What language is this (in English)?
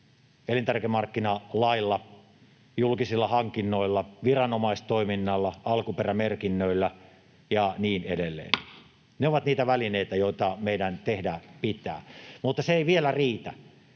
Finnish